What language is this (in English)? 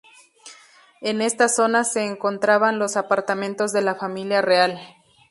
Spanish